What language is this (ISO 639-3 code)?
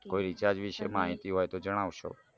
guj